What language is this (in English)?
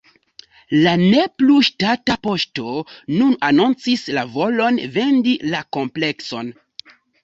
Esperanto